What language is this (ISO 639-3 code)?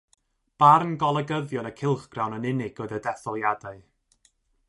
cym